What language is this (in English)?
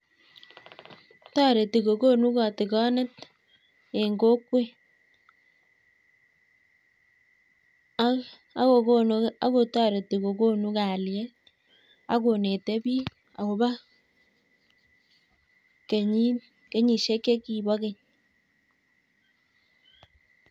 Kalenjin